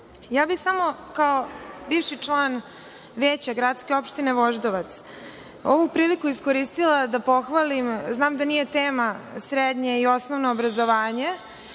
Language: Serbian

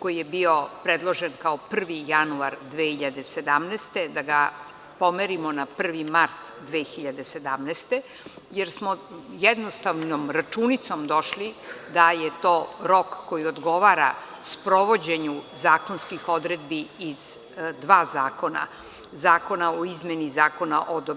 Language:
Serbian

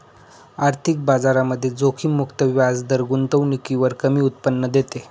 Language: Marathi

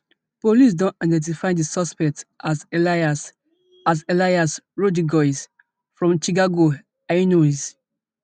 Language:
Nigerian Pidgin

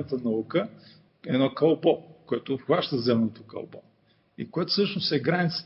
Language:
Bulgarian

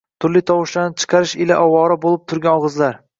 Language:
Uzbek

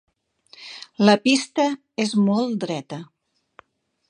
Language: Catalan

